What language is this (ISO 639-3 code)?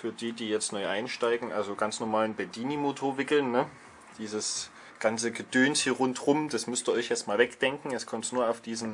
deu